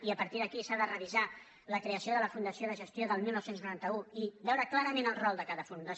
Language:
Catalan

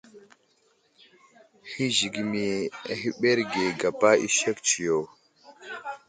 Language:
Wuzlam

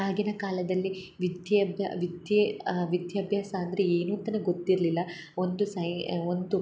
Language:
Kannada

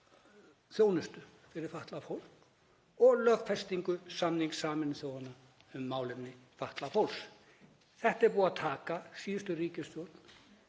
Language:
Icelandic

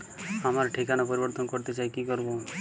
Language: Bangla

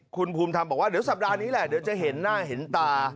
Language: Thai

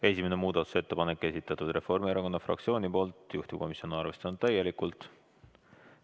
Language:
Estonian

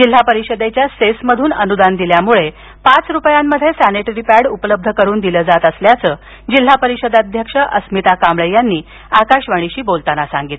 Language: Marathi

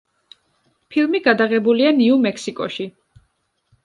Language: Georgian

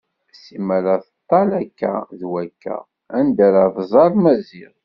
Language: Kabyle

